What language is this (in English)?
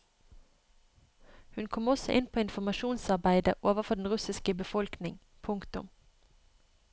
Norwegian